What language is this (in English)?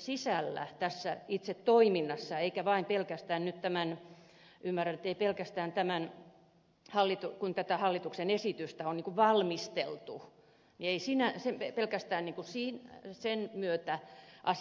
Finnish